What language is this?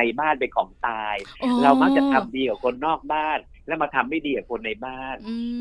Thai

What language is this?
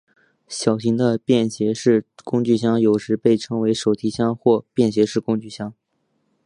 Chinese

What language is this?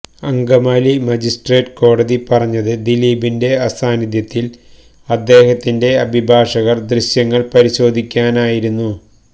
Malayalam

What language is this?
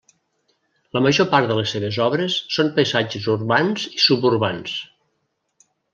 Catalan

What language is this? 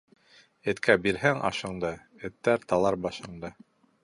Bashkir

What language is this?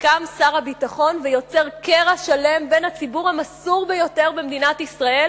Hebrew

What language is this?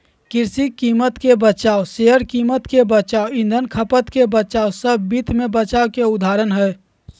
Magahi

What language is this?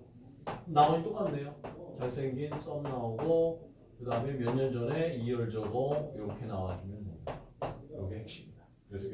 Korean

